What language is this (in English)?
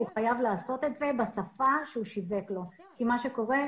Hebrew